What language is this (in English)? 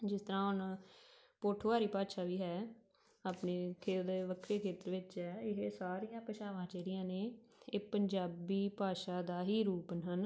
Punjabi